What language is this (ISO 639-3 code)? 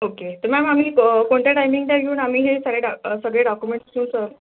mar